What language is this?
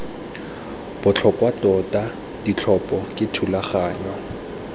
Tswana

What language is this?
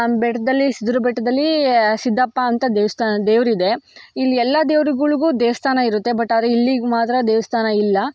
Kannada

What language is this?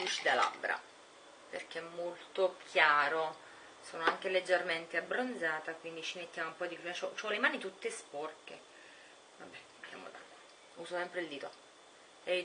Italian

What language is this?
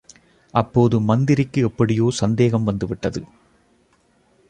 Tamil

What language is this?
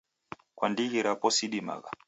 Taita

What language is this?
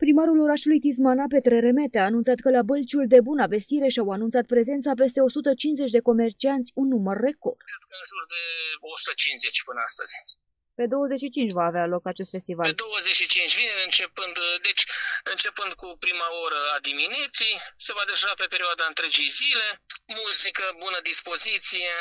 Romanian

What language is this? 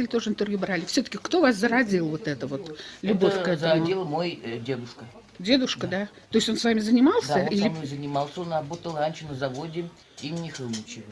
Russian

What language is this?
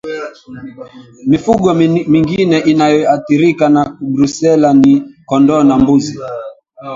Swahili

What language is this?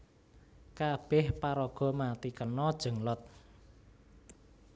Javanese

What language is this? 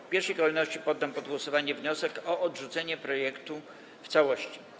Polish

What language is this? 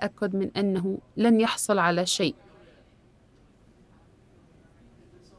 Arabic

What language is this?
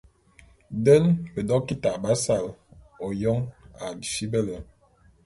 Bulu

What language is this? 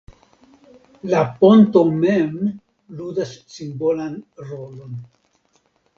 Esperanto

